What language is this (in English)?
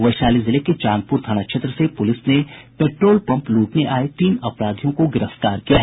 Hindi